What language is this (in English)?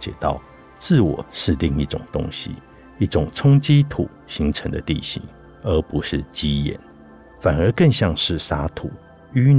Chinese